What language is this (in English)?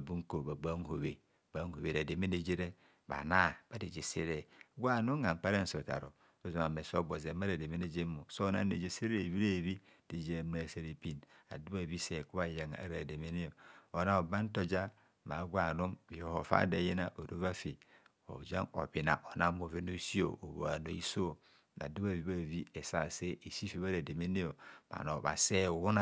Kohumono